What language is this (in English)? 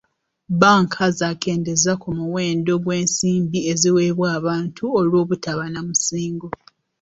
Ganda